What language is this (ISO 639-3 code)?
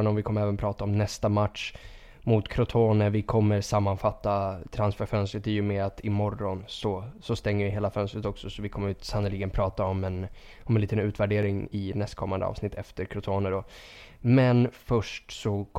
swe